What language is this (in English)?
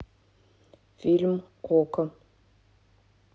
Russian